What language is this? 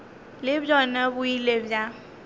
Northern Sotho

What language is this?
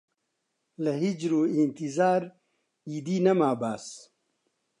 Central Kurdish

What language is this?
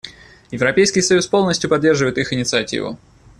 Russian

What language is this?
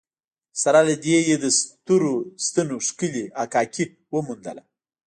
Pashto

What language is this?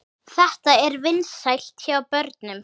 Icelandic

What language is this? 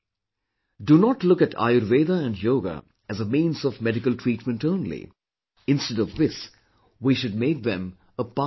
English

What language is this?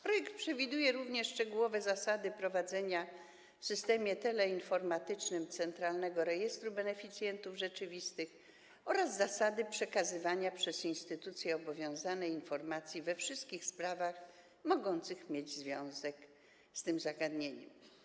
Polish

